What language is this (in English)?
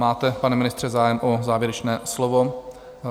Czech